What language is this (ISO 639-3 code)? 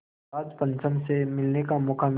hin